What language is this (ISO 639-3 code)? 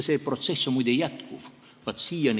est